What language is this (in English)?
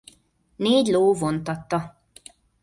Hungarian